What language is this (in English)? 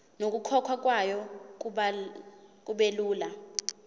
Zulu